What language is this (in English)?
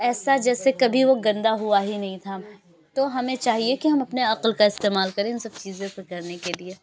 Urdu